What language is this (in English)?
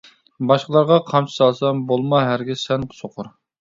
Uyghur